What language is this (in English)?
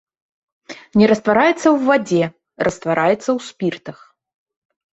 Belarusian